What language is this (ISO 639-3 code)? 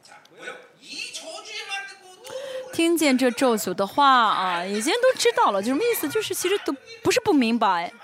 zho